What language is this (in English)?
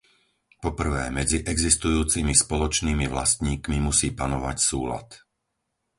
Slovak